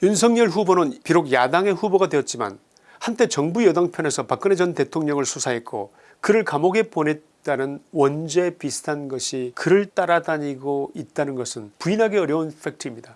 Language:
Korean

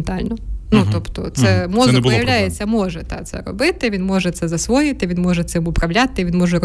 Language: Ukrainian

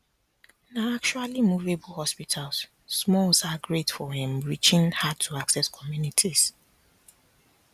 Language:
Nigerian Pidgin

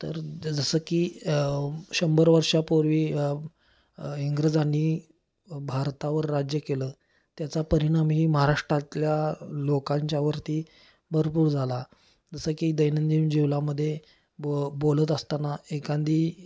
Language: Marathi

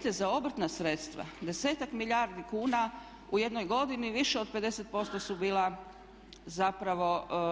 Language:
Croatian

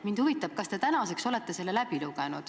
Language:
Estonian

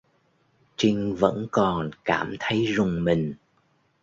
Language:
Vietnamese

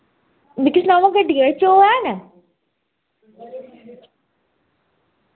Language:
Dogri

